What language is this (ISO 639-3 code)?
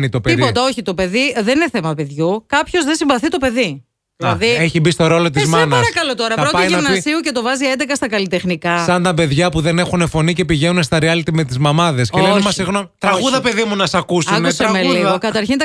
ell